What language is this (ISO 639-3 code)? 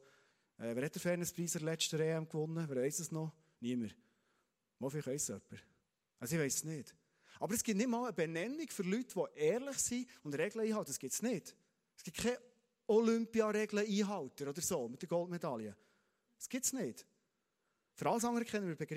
deu